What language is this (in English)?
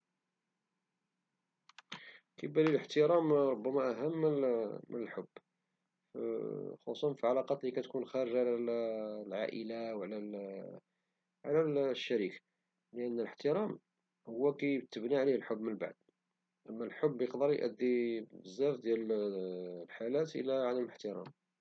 Moroccan Arabic